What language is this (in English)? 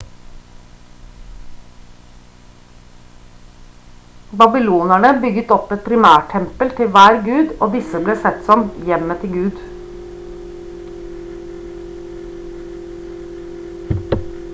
Norwegian Bokmål